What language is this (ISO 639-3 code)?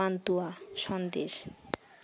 ben